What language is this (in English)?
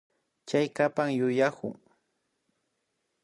Imbabura Highland Quichua